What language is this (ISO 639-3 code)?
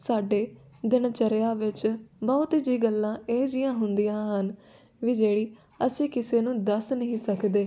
pan